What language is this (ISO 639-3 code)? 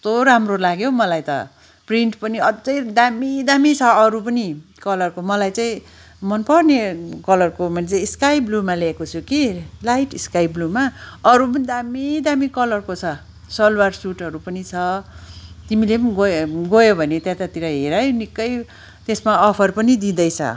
nep